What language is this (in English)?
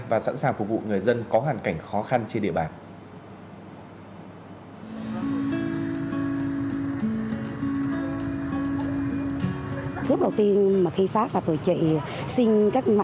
Vietnamese